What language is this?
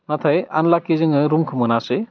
Bodo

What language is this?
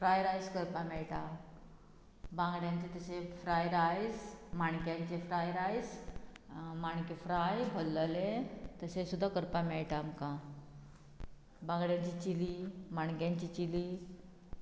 Konkani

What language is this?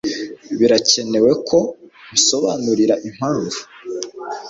Kinyarwanda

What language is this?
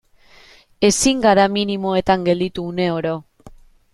Basque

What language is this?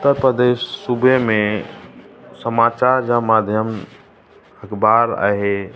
Sindhi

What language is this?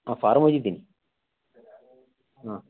Kannada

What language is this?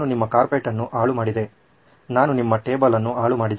Kannada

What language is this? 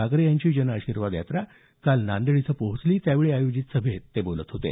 Marathi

